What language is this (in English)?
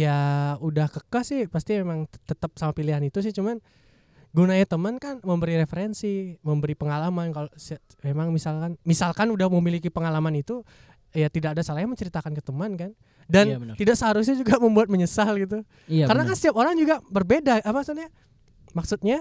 Indonesian